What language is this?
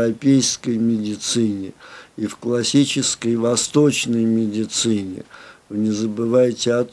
Russian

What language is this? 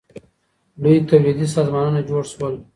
Pashto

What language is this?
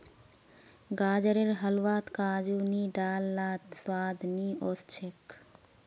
Magahi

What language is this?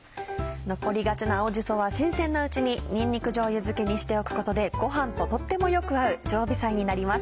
Japanese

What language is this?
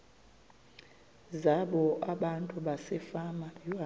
Xhosa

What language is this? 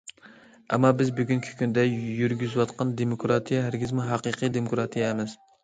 Uyghur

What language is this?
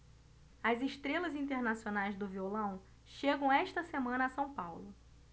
Portuguese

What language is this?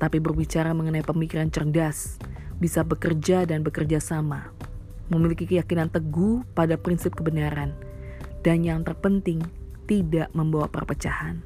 Indonesian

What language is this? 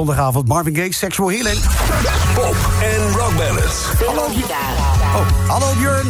Dutch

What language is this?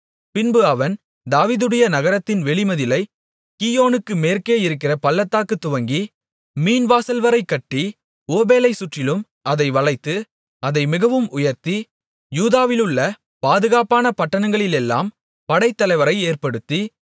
Tamil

